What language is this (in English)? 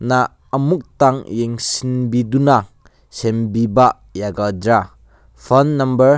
Manipuri